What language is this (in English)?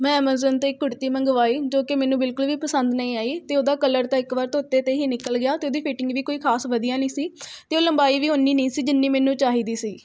Punjabi